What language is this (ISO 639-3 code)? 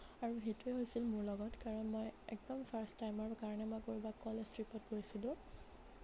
asm